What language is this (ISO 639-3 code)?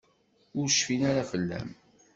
kab